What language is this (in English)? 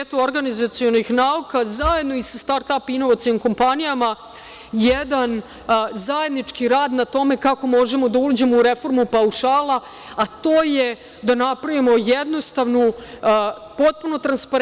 Serbian